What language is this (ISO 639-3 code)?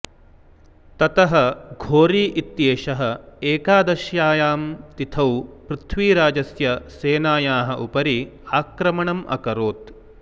san